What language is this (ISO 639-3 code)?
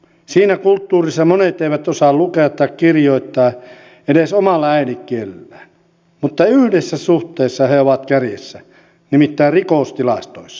fin